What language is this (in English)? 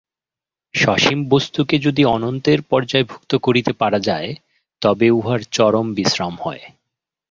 Bangla